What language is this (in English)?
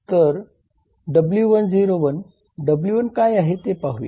Marathi